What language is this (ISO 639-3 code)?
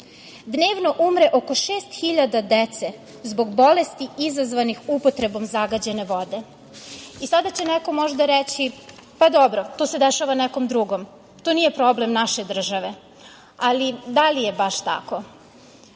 srp